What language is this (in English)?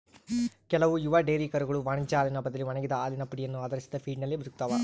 Kannada